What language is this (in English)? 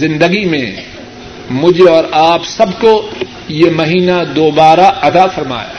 Urdu